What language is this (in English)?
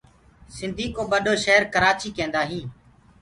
Gurgula